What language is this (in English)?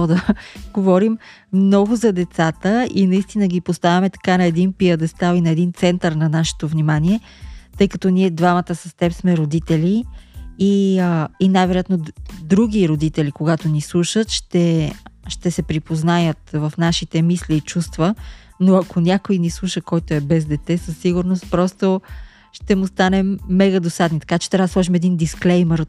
Bulgarian